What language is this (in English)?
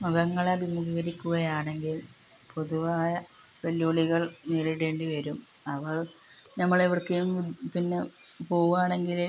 Malayalam